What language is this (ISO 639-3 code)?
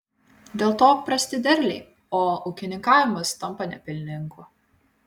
lit